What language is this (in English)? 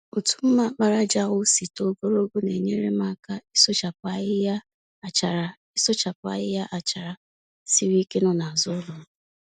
Igbo